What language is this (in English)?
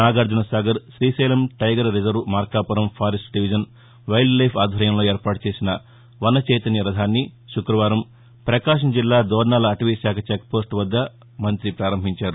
Telugu